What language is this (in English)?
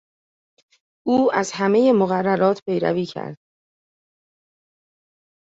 Persian